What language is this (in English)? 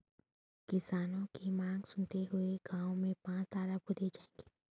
Hindi